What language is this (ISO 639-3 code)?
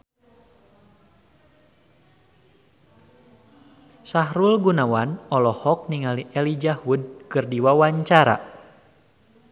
sun